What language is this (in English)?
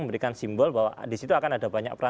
Indonesian